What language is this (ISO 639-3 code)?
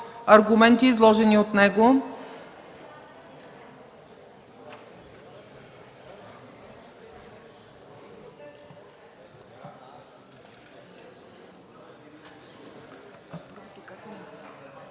bul